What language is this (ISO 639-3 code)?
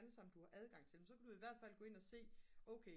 dan